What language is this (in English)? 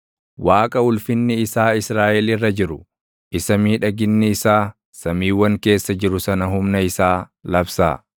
Oromo